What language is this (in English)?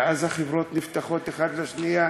Hebrew